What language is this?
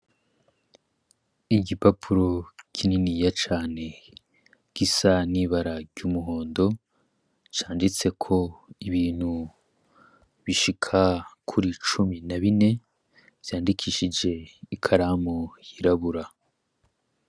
Rundi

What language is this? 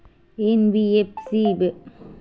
Chhattisgarhi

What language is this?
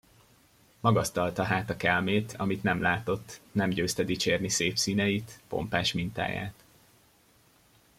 Hungarian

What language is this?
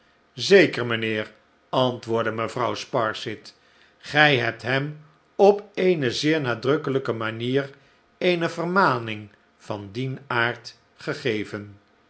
Dutch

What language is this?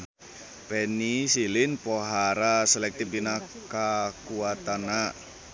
Sundanese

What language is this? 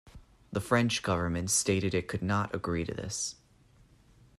English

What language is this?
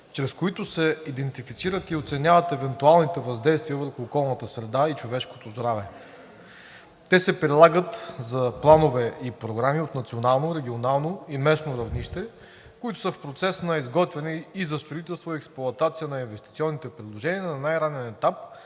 Bulgarian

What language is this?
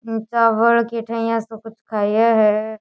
Rajasthani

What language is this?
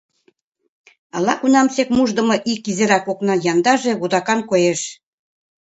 Mari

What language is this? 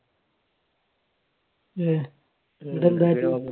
Malayalam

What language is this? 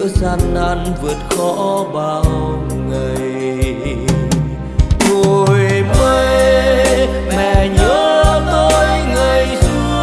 Vietnamese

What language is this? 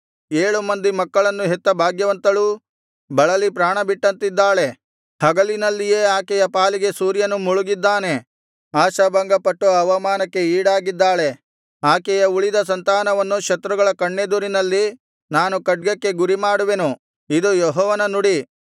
Kannada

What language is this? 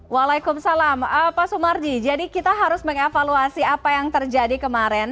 Indonesian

